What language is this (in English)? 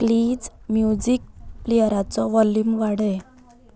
Konkani